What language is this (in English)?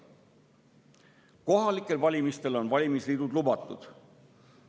Estonian